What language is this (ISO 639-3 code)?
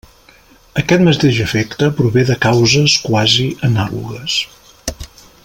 cat